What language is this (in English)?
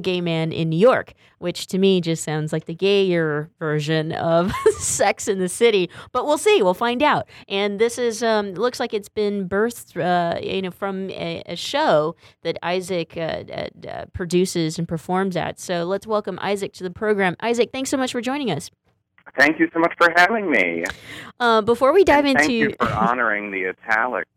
English